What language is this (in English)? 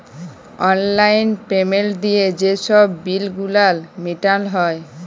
Bangla